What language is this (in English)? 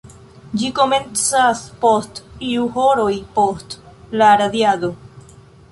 Esperanto